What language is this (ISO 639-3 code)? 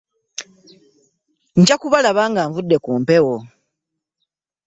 lug